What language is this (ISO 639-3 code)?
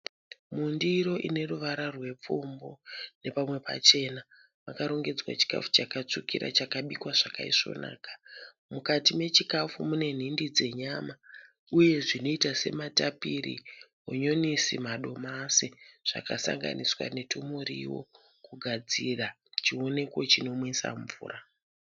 sna